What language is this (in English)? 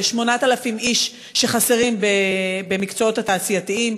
Hebrew